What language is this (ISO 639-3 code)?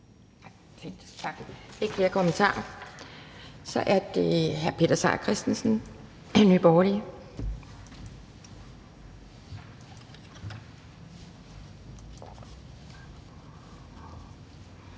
dan